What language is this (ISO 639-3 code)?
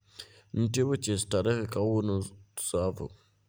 luo